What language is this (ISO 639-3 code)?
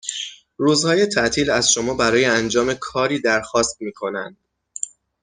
fas